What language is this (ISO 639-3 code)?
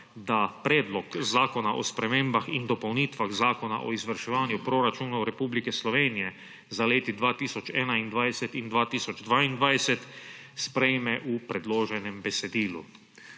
slv